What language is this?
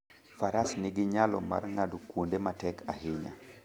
Luo (Kenya and Tanzania)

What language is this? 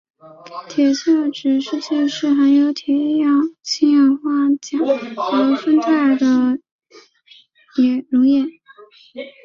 Chinese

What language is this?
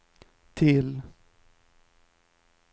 Swedish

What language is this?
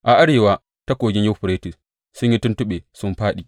Hausa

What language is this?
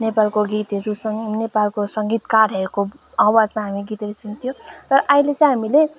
Nepali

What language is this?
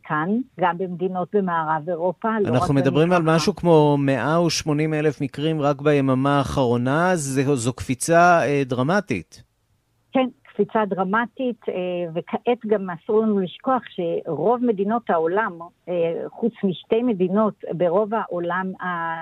Hebrew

